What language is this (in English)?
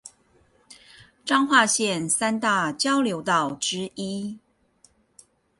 Chinese